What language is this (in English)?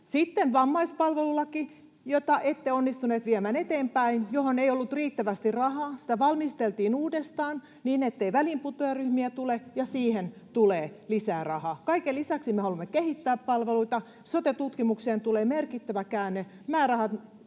Finnish